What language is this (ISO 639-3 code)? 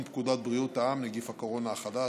heb